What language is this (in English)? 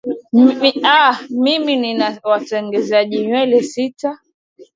Swahili